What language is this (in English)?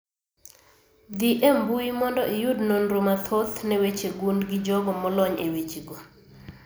Luo (Kenya and Tanzania)